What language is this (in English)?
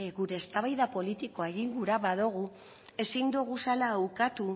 Basque